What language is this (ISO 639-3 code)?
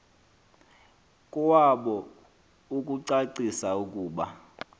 xho